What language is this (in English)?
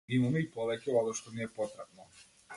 Macedonian